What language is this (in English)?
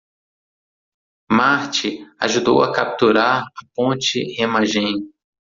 Portuguese